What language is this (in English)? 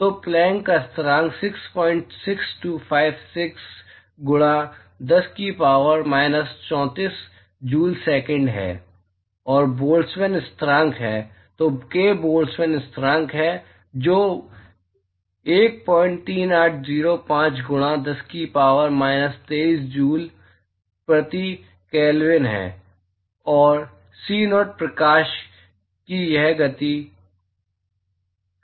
Hindi